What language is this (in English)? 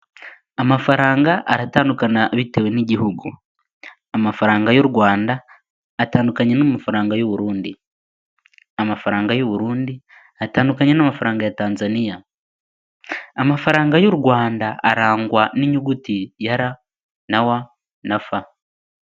Kinyarwanda